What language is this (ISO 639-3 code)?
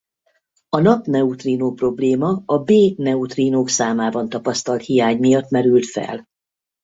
hun